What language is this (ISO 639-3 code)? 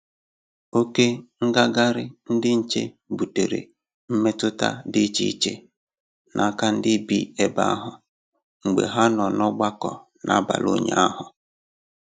ibo